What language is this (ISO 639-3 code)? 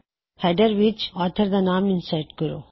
pan